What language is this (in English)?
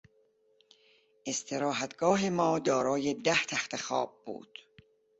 Persian